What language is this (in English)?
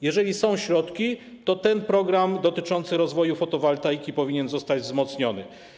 Polish